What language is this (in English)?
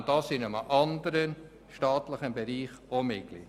Swiss German